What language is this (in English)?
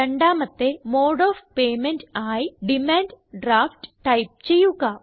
Malayalam